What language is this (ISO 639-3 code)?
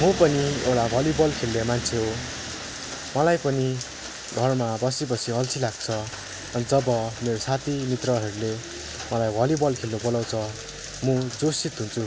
nep